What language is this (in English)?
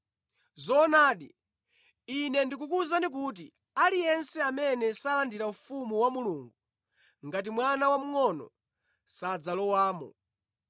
Nyanja